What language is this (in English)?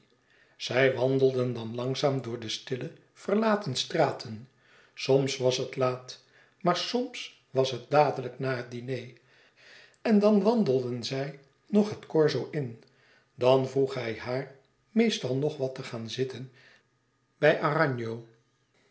Dutch